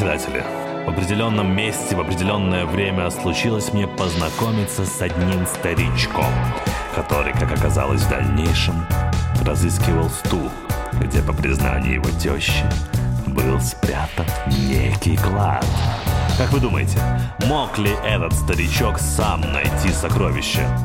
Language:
Russian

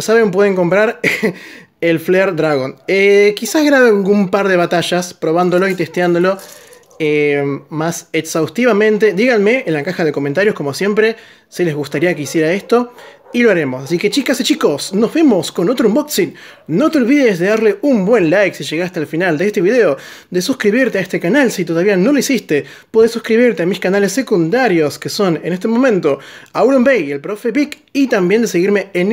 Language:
Spanish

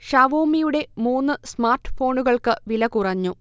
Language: Malayalam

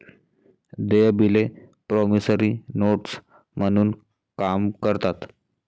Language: Marathi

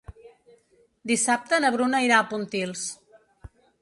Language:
Catalan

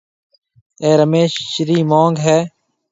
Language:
Marwari (Pakistan)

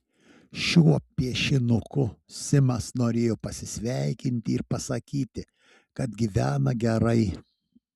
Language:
Lithuanian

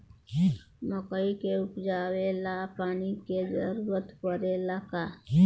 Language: Bhojpuri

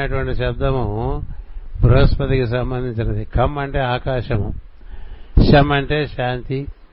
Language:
Telugu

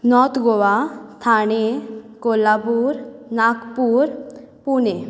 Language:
Konkani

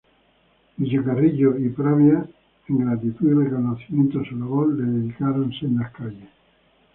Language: Spanish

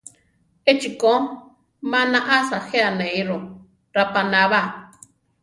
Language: Central Tarahumara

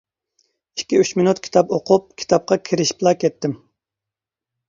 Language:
Uyghur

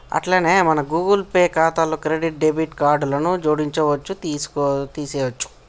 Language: Telugu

